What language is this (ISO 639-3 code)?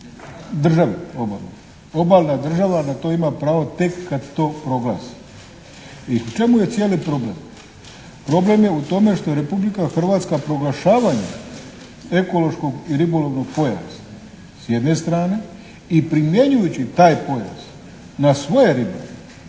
hrv